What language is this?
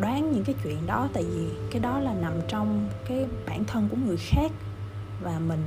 Vietnamese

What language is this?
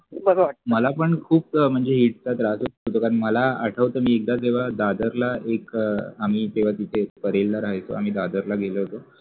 Marathi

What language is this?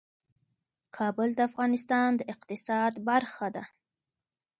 Pashto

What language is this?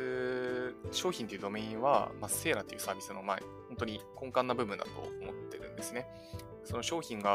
Japanese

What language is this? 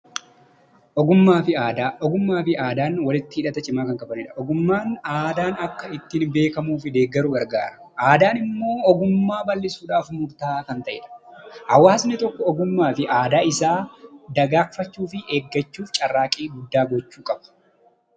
Oromo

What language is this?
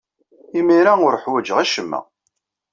Kabyle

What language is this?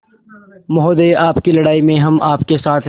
Hindi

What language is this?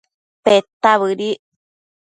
Matsés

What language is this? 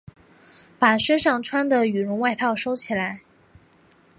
Chinese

